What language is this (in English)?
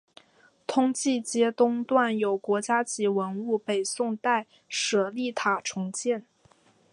Chinese